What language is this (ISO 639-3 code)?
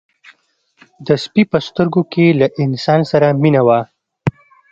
pus